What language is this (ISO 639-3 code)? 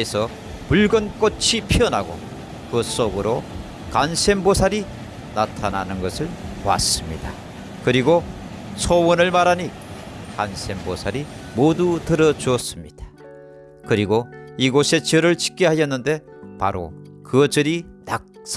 kor